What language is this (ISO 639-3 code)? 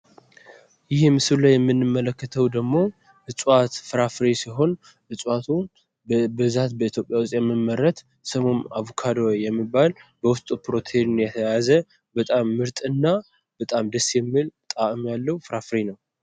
amh